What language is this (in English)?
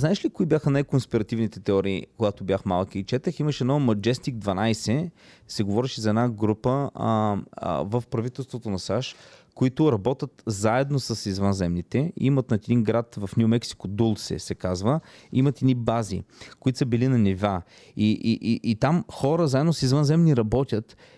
Bulgarian